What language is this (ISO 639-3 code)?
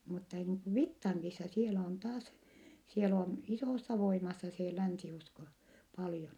fin